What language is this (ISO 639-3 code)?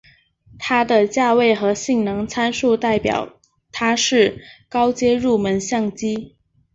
zho